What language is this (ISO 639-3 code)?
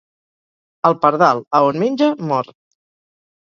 cat